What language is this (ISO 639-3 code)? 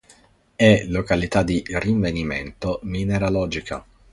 ita